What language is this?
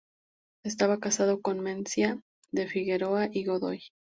Spanish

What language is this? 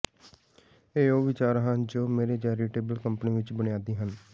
Punjabi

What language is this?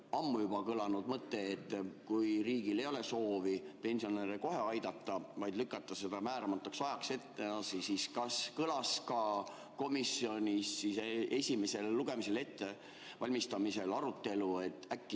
Estonian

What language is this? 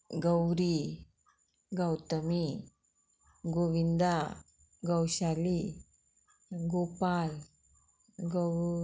Konkani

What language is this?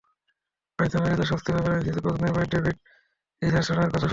Bangla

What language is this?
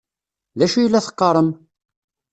Kabyle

